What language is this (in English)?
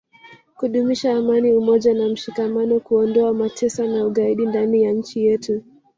Swahili